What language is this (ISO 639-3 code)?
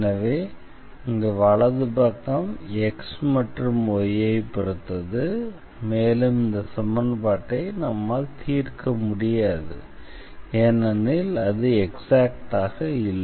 tam